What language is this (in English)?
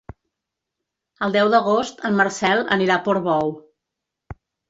Catalan